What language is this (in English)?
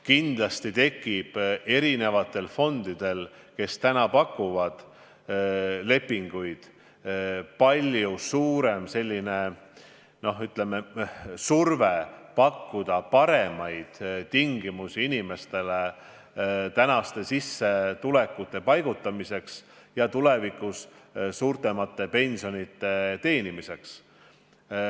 Estonian